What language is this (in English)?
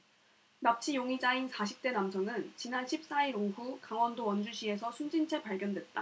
Korean